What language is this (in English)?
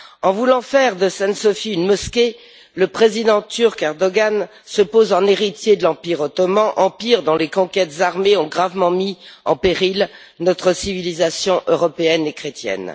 French